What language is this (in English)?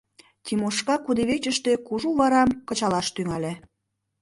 Mari